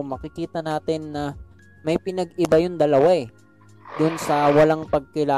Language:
Filipino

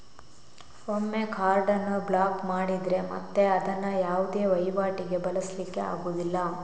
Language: Kannada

